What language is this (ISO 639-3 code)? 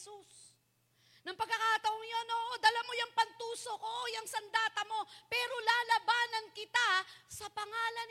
fil